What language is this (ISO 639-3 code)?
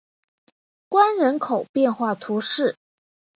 zho